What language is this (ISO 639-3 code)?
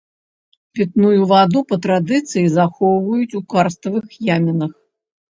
bel